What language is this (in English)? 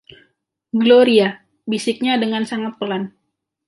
Indonesian